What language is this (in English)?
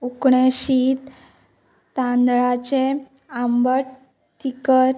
Konkani